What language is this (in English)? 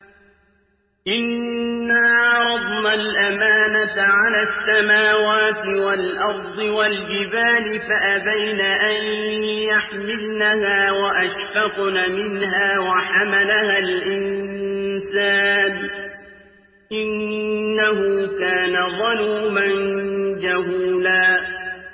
Arabic